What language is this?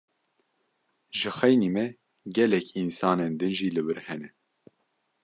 Kurdish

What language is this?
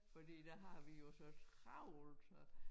Danish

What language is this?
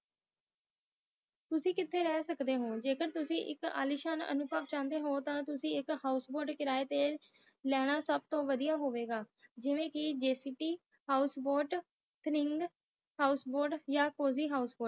Punjabi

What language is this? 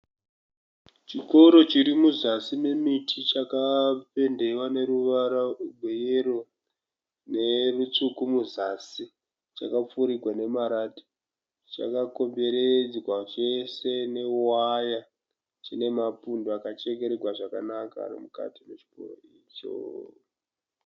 Shona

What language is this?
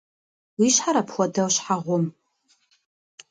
Kabardian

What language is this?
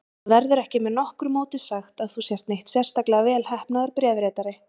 Icelandic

